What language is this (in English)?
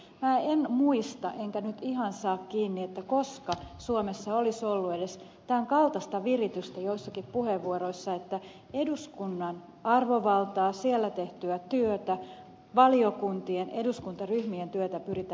Finnish